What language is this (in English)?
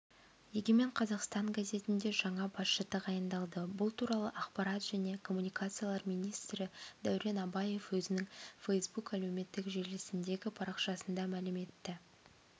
Kazakh